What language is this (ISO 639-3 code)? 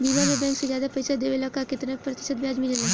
bho